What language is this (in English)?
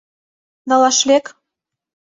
Mari